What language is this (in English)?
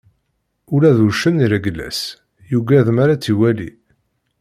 Kabyle